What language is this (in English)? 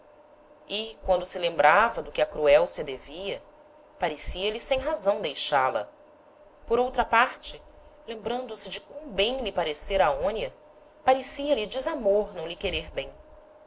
Portuguese